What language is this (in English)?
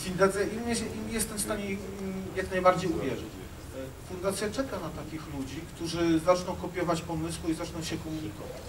Polish